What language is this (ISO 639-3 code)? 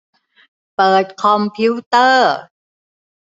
tha